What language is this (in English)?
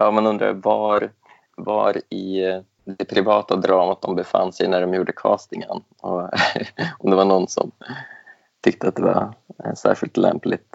Swedish